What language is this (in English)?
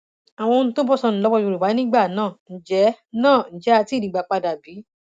Yoruba